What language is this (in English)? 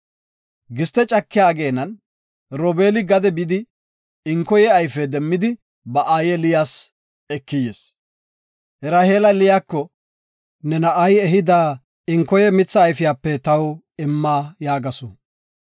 Gofa